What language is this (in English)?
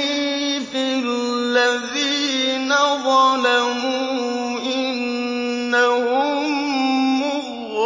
Arabic